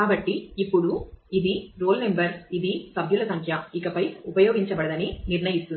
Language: Telugu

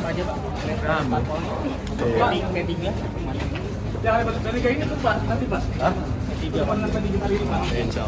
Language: Indonesian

